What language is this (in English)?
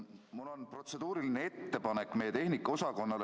Estonian